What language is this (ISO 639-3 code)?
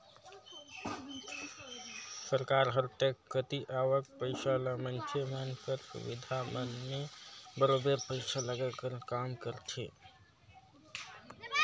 hne